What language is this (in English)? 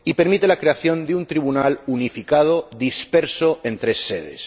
Spanish